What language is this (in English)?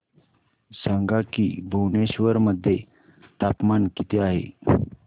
Marathi